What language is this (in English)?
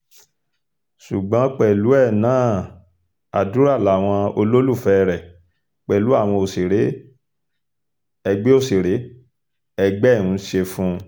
Yoruba